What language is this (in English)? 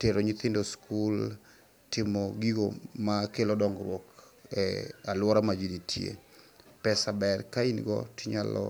Luo (Kenya and Tanzania)